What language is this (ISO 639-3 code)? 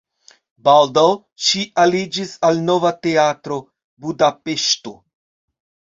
epo